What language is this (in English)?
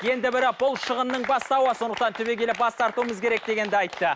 Kazakh